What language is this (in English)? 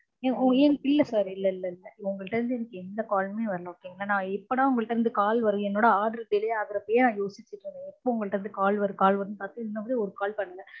Tamil